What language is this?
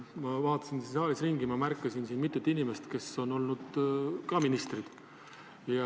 Estonian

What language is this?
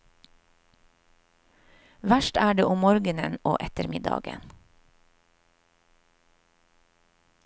Norwegian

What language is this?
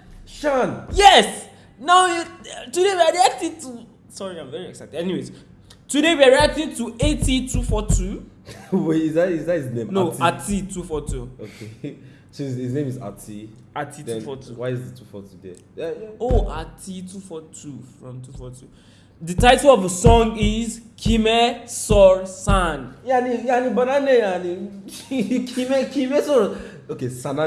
Turkish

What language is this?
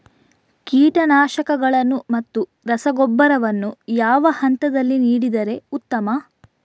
Kannada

